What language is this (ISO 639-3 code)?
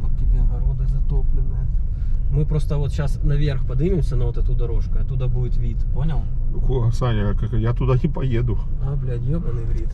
rus